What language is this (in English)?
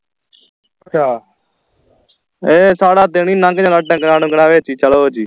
Punjabi